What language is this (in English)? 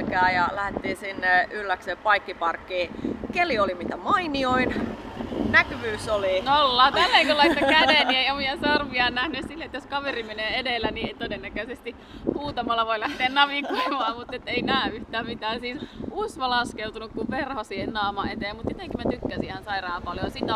Finnish